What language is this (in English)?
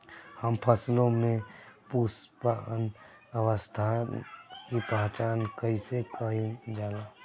Bhojpuri